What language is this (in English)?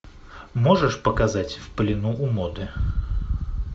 Russian